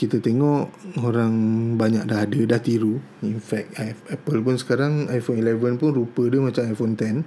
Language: Malay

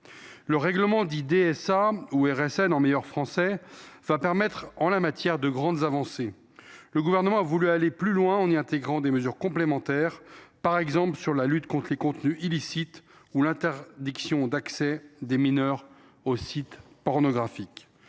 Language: French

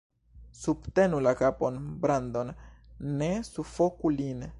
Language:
Esperanto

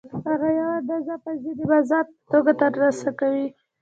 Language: Pashto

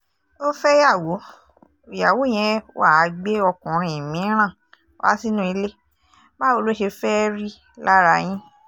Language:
Yoruba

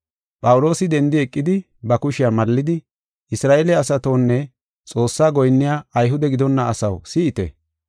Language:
Gofa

